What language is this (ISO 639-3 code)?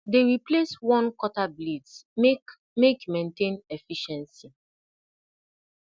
pcm